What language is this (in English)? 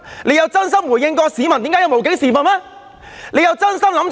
Cantonese